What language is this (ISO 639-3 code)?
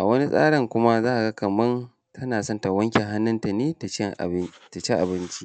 hau